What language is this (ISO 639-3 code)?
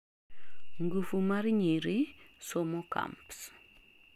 luo